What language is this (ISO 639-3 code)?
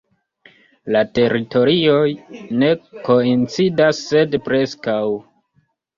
epo